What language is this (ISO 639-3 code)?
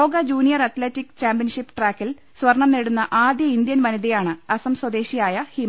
mal